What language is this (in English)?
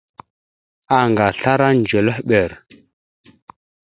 Mada (Cameroon)